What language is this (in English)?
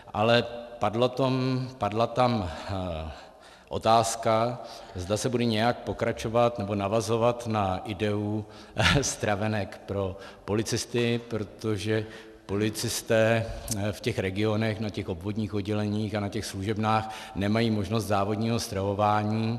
Czech